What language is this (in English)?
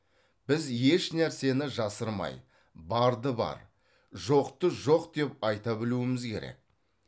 Kazakh